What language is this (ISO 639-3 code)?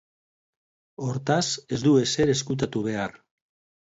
eus